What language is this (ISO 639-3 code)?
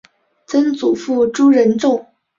zho